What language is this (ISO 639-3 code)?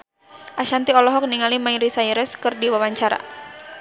sun